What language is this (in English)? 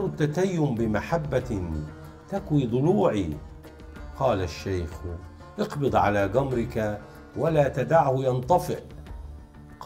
Arabic